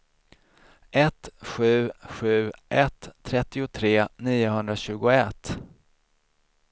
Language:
Swedish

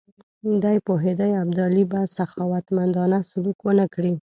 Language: Pashto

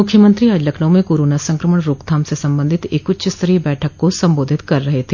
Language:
Hindi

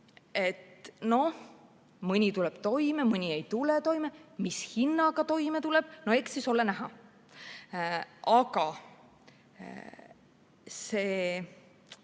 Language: Estonian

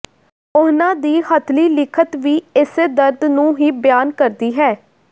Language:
Punjabi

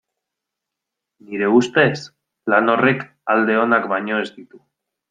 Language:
Basque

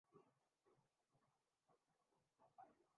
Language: Urdu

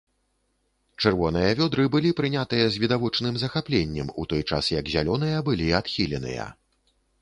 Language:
Belarusian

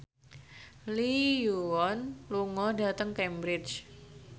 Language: Javanese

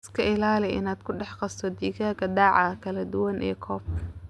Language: Somali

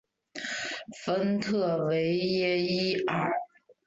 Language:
Chinese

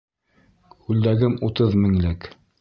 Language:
Bashkir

